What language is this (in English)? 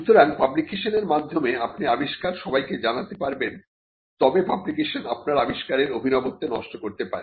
Bangla